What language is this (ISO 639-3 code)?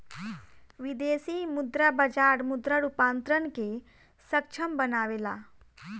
bho